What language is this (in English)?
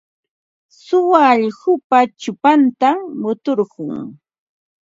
Ambo-Pasco Quechua